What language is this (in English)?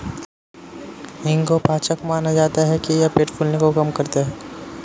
Hindi